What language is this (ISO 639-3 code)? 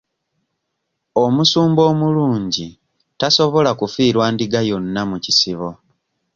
lug